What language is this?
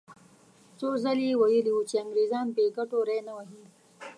Pashto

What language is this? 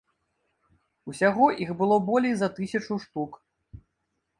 Belarusian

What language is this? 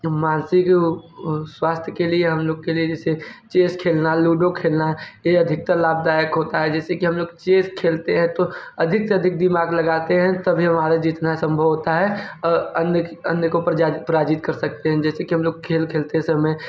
Hindi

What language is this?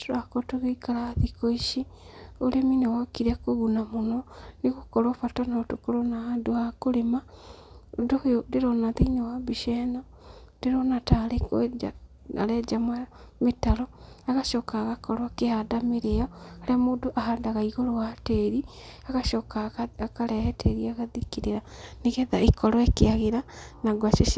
Kikuyu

